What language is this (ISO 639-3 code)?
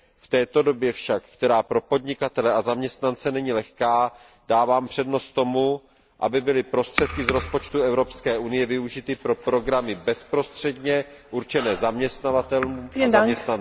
ces